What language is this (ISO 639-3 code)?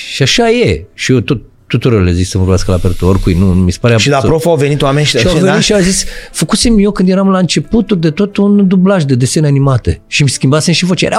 ron